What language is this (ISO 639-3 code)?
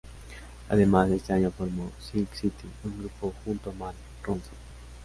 spa